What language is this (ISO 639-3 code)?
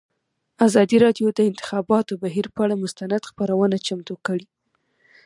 pus